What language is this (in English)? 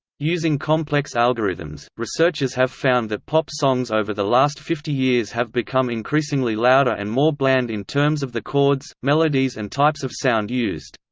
English